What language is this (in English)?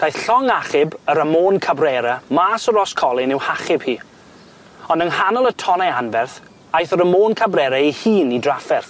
Welsh